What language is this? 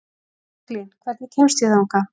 Icelandic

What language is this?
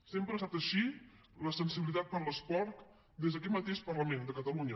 Catalan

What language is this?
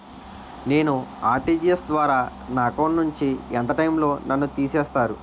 Telugu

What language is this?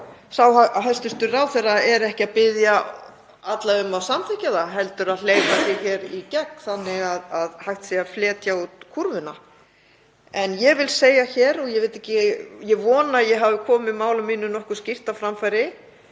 Icelandic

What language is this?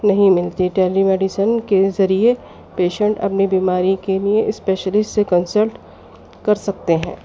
Urdu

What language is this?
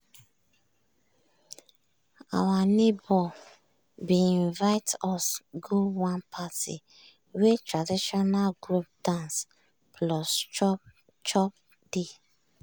Nigerian Pidgin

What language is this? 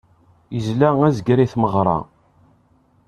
Kabyle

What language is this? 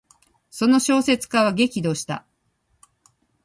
Japanese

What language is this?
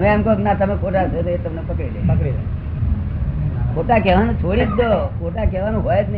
Gujarati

